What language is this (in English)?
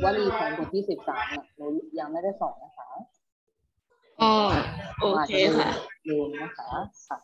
Thai